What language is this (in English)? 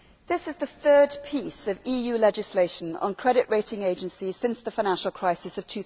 English